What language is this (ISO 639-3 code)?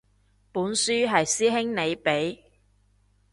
yue